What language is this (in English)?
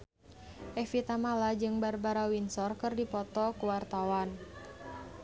Sundanese